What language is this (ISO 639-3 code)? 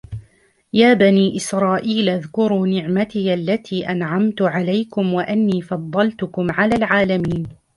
ara